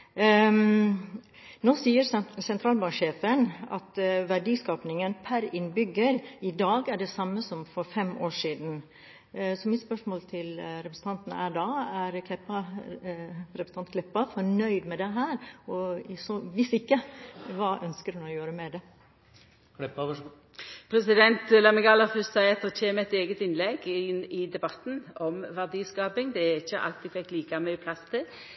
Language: Norwegian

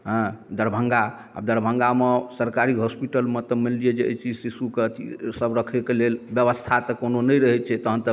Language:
Maithili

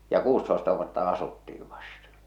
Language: Finnish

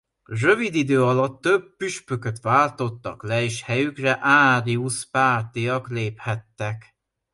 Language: Hungarian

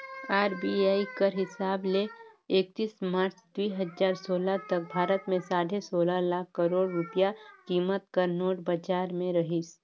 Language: Chhattisgarhi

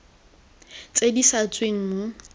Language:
Tswana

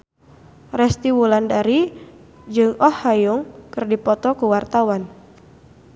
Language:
Sundanese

